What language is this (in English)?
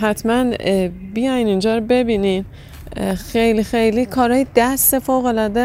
Persian